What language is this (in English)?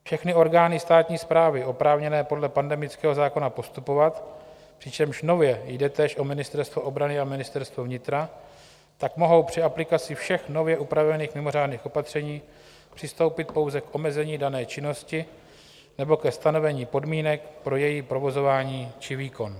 Czech